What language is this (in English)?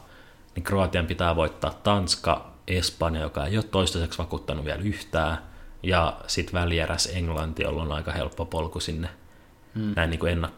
Finnish